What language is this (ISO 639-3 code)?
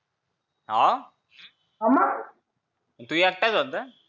mar